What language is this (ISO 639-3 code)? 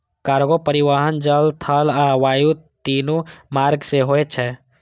mai